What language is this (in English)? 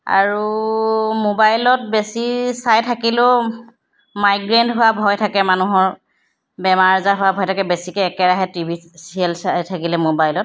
Assamese